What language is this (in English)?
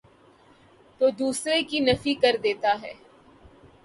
Urdu